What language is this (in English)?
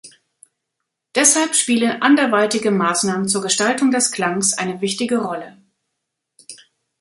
German